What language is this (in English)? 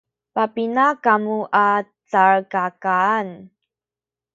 Sakizaya